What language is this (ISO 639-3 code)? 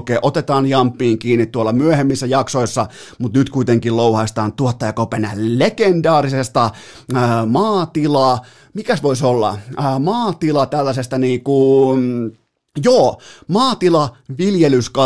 fin